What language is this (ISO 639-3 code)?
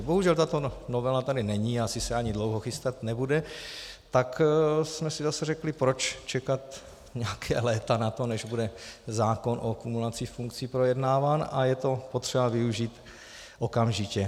ces